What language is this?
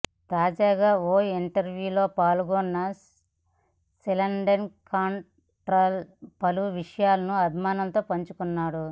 Telugu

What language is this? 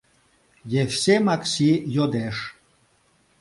Mari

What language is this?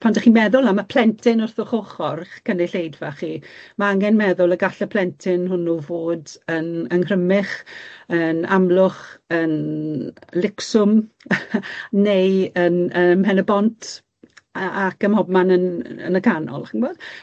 Welsh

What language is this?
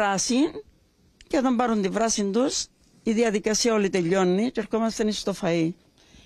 Greek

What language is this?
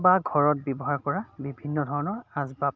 Assamese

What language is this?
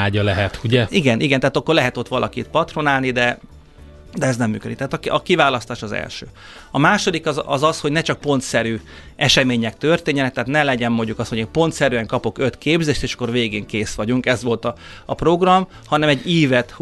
Hungarian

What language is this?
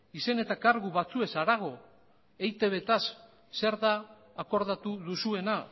Basque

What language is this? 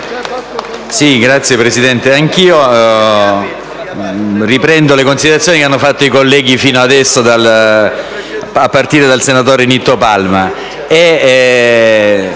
Italian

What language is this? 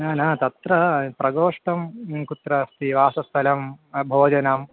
Sanskrit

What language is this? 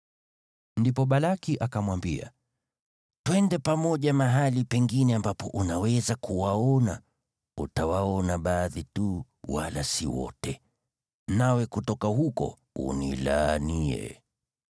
Swahili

